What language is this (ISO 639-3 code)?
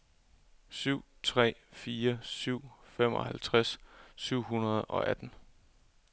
dan